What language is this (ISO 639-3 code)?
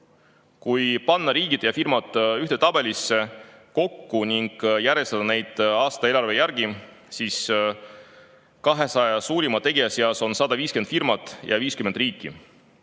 est